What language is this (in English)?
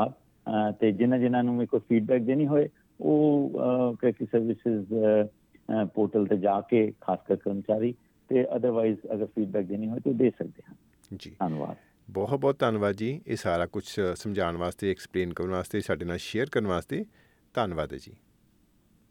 Punjabi